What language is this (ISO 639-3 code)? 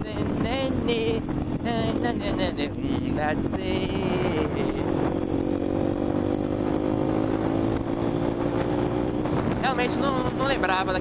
por